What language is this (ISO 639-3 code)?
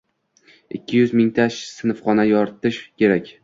uzb